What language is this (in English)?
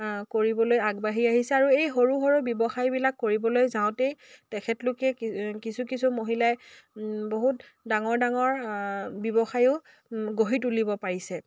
Assamese